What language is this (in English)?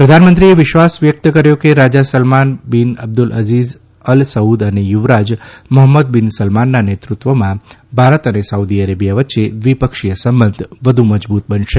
Gujarati